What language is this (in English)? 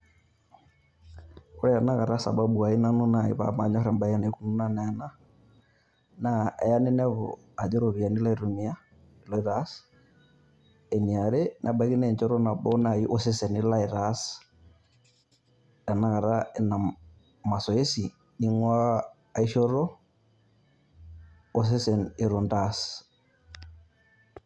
Masai